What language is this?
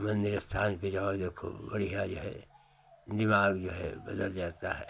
Hindi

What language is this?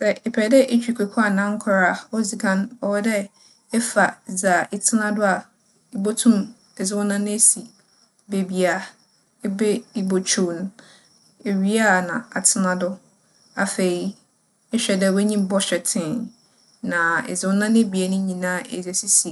Akan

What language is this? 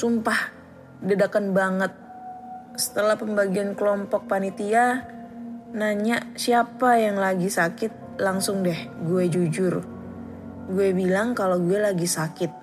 Indonesian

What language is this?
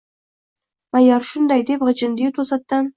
Uzbek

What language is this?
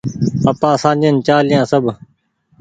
Goaria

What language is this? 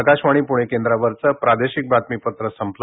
Marathi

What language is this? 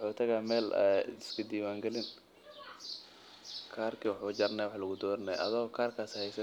Somali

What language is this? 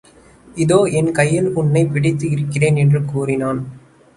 Tamil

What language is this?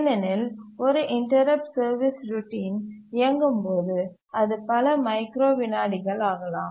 Tamil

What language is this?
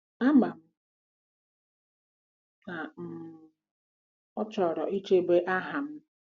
Igbo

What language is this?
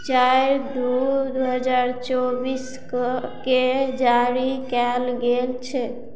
Maithili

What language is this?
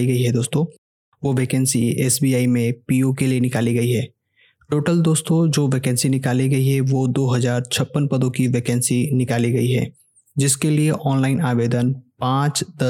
Hindi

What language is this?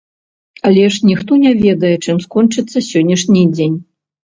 Belarusian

